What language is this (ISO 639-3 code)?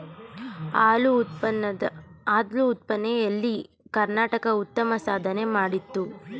kan